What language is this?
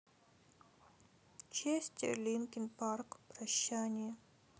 Russian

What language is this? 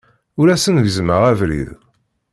Kabyle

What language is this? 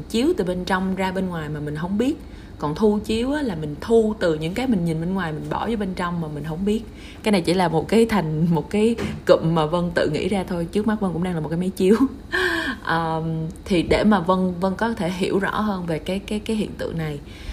Vietnamese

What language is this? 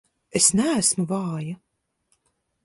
Latvian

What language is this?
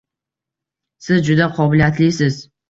Uzbek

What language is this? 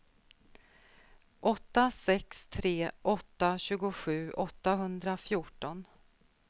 Swedish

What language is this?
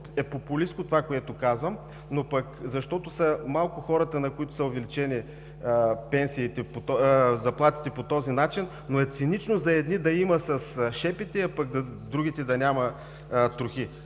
Bulgarian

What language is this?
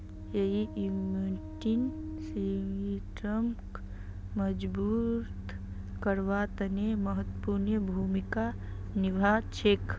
Magahi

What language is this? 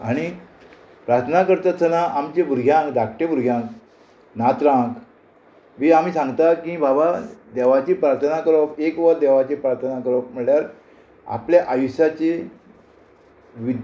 Konkani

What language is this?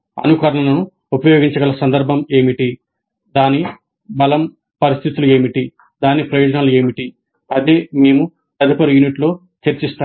Telugu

